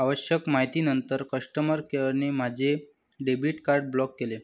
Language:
Marathi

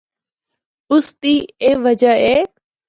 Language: Northern Hindko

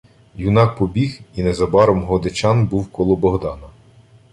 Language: Ukrainian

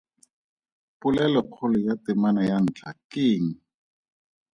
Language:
Tswana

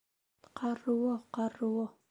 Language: Bashkir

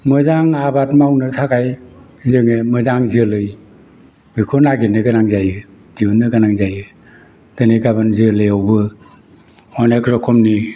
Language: Bodo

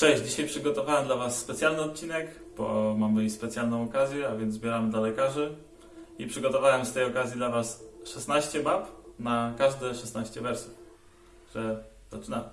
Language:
Polish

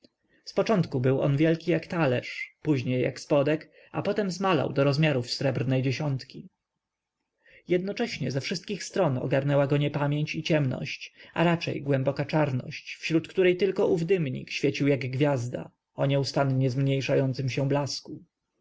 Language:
Polish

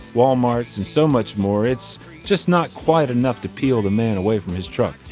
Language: English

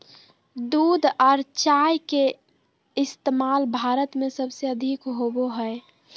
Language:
Magahi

